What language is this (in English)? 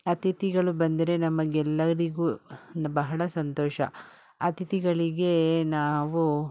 Kannada